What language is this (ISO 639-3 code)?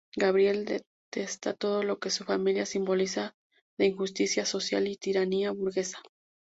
spa